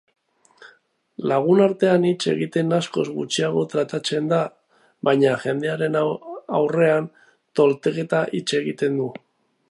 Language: Basque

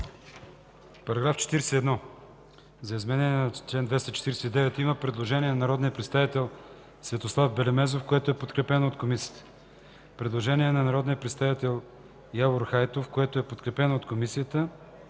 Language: Bulgarian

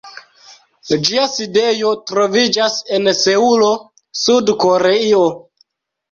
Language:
Esperanto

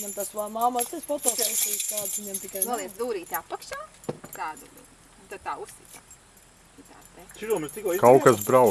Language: French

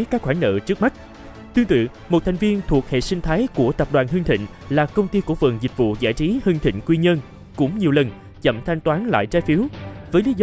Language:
Vietnamese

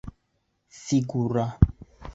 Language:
Bashkir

